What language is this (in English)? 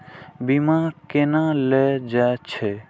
Maithili